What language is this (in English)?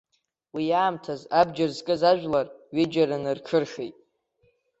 Abkhazian